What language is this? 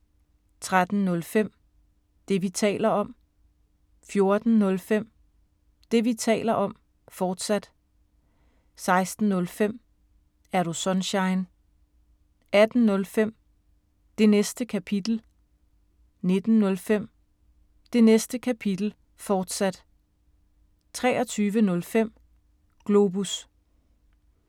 Danish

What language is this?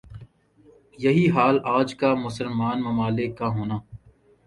Urdu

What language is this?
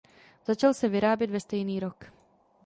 Czech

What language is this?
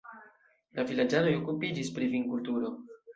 Esperanto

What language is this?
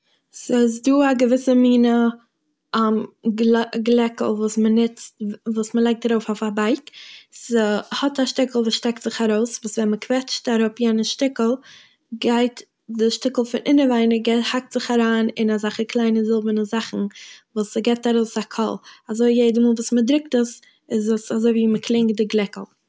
Yiddish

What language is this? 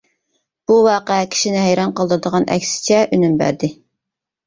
Uyghur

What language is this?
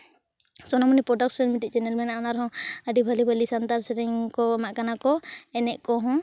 Santali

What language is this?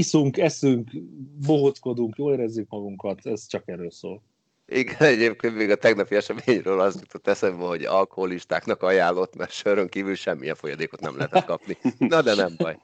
Hungarian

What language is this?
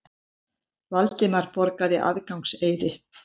Icelandic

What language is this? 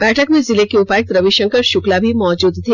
Hindi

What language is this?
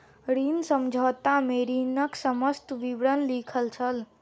Maithili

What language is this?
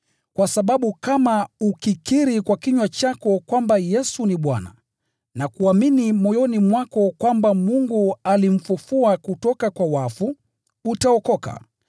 Swahili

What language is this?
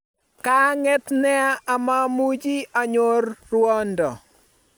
Kalenjin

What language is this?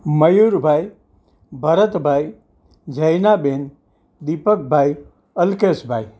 Gujarati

